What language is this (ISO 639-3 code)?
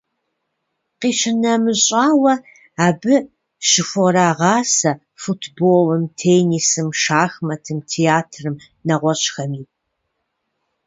kbd